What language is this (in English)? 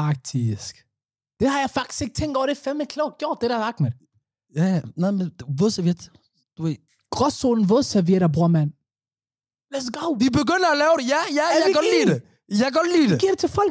Danish